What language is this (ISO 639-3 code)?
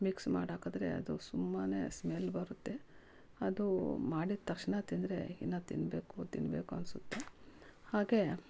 kan